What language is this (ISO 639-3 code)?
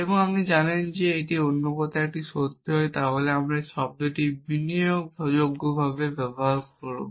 ben